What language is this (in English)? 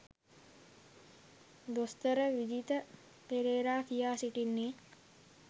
Sinhala